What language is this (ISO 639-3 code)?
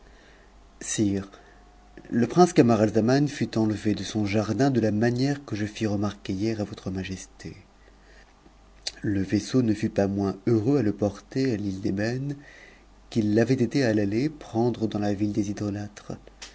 fra